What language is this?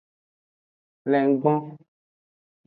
Aja (Benin)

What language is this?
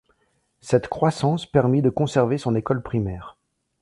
French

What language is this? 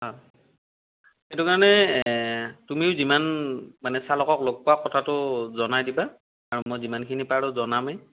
Assamese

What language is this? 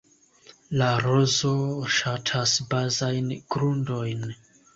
Esperanto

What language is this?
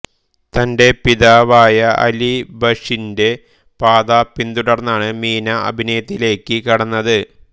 Malayalam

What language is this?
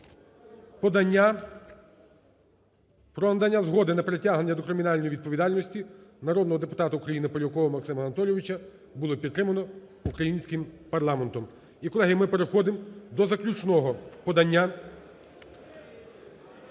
Ukrainian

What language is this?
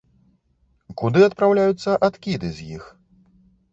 Belarusian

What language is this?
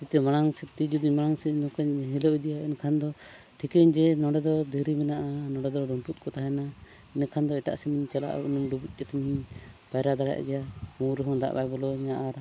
Santali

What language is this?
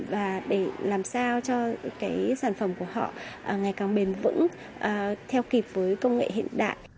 Vietnamese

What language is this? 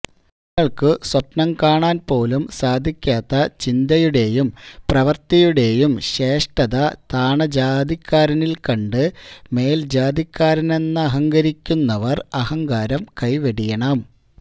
Malayalam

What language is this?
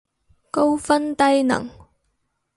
Cantonese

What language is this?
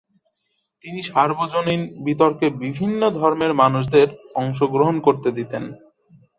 Bangla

